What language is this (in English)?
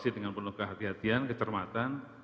Indonesian